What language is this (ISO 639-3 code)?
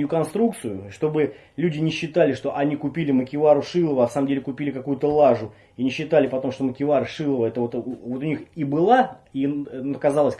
rus